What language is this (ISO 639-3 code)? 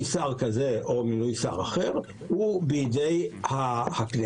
heb